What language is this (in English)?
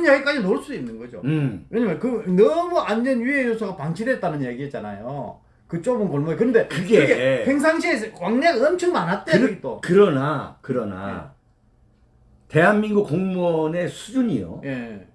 Korean